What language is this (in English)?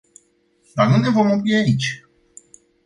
Romanian